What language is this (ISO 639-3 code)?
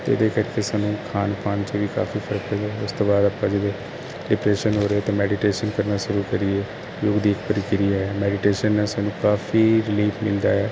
pan